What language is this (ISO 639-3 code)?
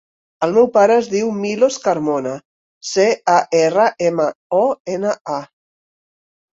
cat